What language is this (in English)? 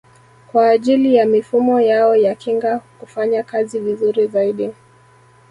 Swahili